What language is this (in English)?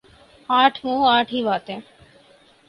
Urdu